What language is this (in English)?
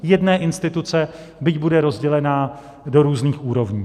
Czech